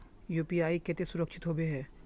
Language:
Magahi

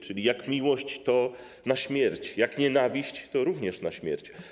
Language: Polish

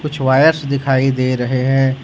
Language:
Hindi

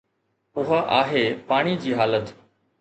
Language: Sindhi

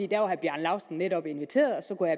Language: Danish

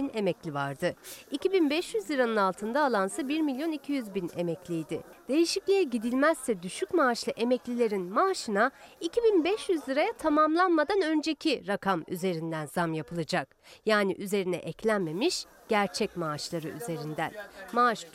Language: Turkish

